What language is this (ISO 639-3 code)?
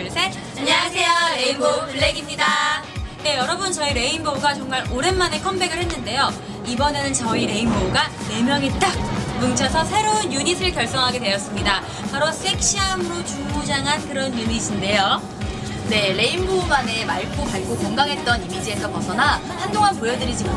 kor